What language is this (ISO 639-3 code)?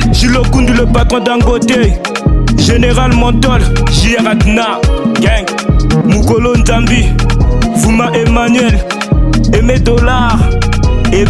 fra